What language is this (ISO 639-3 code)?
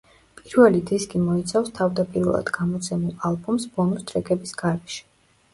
kat